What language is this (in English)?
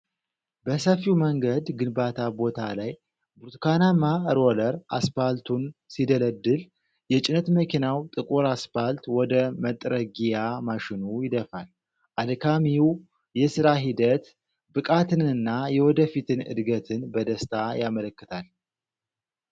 Amharic